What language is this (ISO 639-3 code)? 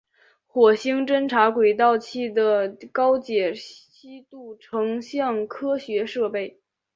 zho